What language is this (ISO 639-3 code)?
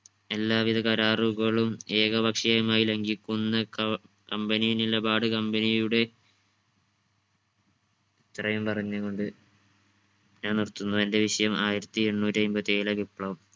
mal